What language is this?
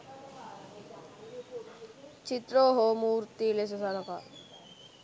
Sinhala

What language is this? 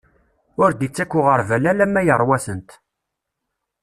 Kabyle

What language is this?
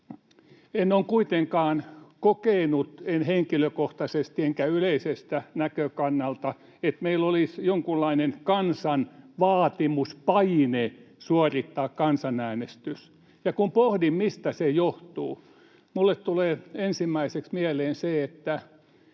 Finnish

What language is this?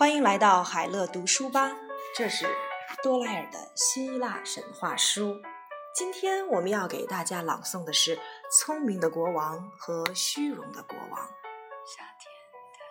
Chinese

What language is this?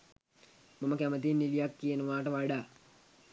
Sinhala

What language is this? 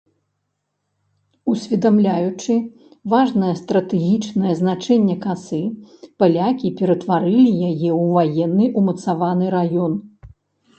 Belarusian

